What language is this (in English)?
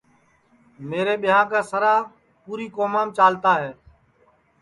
Sansi